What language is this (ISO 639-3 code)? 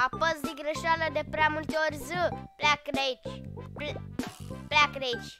ron